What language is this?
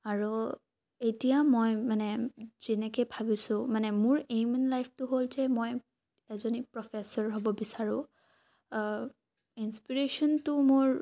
Assamese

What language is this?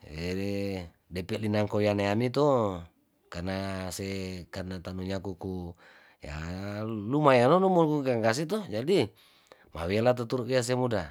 Tondano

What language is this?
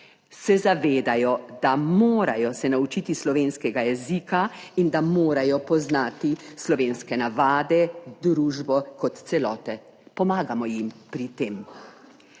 Slovenian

